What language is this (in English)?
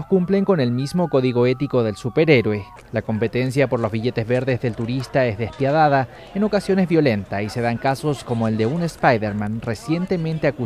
Spanish